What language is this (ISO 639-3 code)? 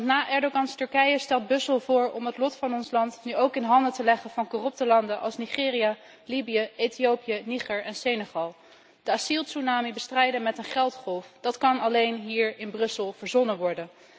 nld